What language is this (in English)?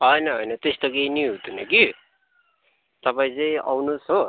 Nepali